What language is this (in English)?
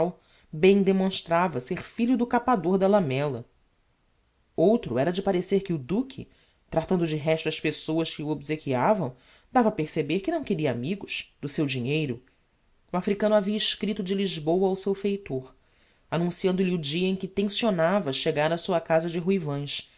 Portuguese